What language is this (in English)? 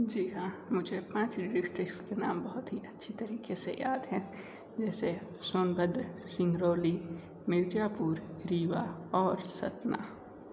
Hindi